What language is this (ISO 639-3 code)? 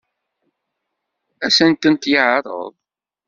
kab